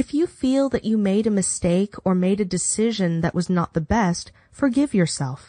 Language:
English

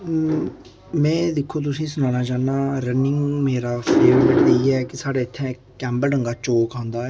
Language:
Dogri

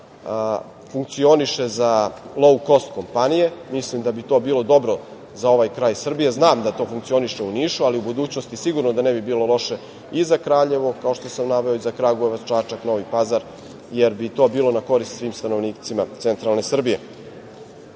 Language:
Serbian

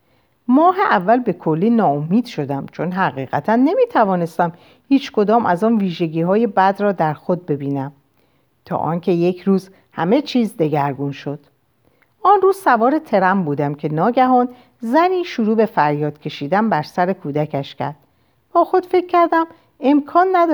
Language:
Persian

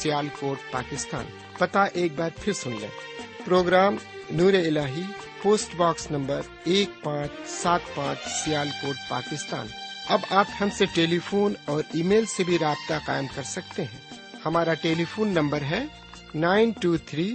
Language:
Urdu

